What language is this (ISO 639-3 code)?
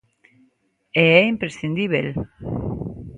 glg